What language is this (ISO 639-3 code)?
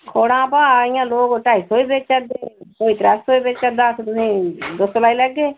doi